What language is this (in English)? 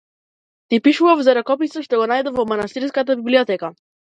Macedonian